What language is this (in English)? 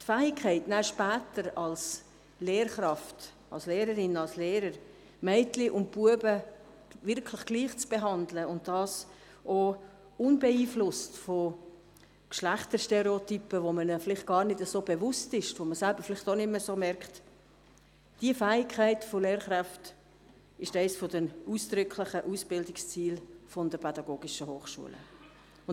Swiss German